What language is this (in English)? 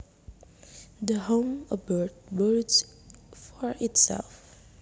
Javanese